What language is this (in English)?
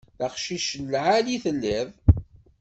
Kabyle